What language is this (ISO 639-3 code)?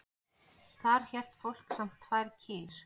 isl